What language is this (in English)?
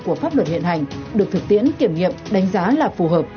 Vietnamese